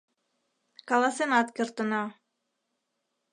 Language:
Mari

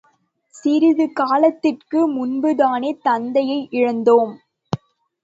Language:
Tamil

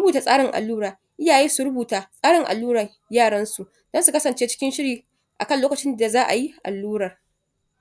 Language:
Hausa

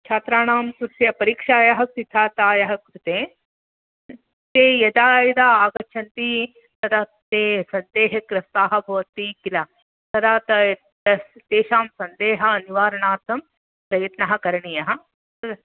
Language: Sanskrit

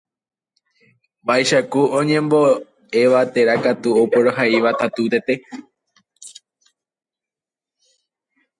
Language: Guarani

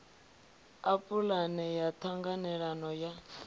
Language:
Venda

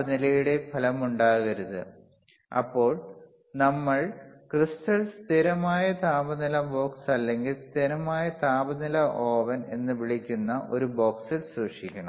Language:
Malayalam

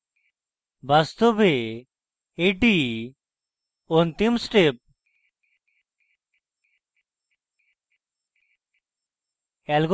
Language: Bangla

